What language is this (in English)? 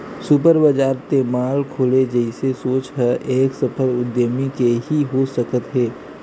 Chhattisgarhi